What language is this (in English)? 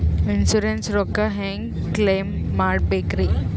Kannada